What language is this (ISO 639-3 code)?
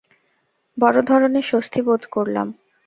ben